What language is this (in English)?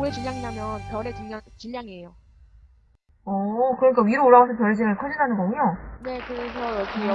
Korean